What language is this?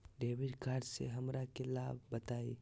Magahi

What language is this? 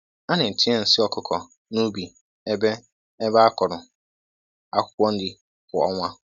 Igbo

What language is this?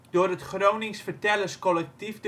Dutch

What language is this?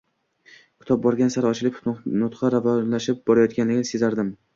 Uzbek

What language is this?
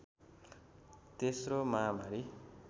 Nepali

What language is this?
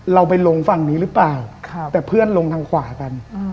Thai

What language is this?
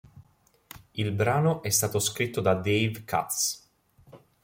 Italian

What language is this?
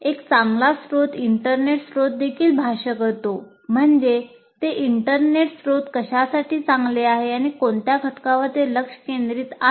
Marathi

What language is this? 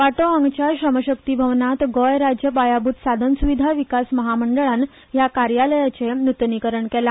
Konkani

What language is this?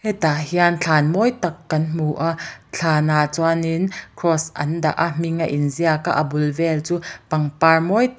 Mizo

